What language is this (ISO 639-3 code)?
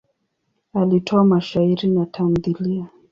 swa